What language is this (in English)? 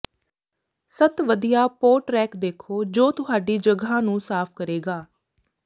Punjabi